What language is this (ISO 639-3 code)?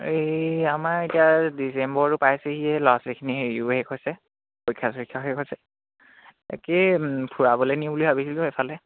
asm